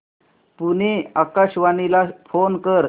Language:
Marathi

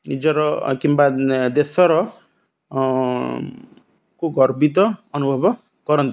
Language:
Odia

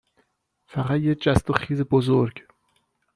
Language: Persian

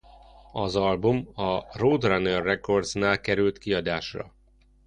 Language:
Hungarian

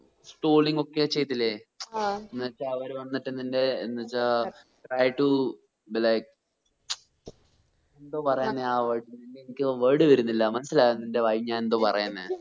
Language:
Malayalam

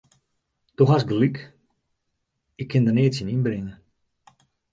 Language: Western Frisian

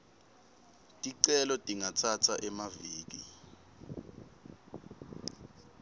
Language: Swati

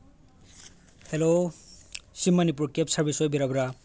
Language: Manipuri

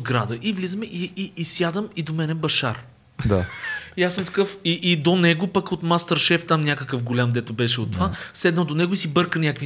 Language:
Bulgarian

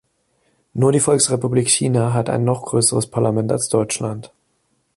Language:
German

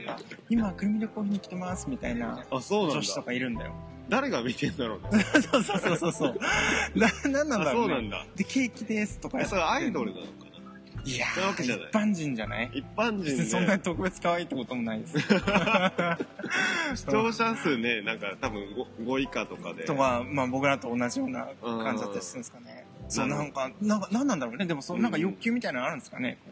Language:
Japanese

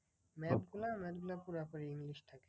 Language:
Bangla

